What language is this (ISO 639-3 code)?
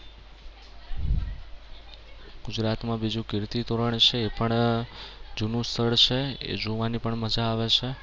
guj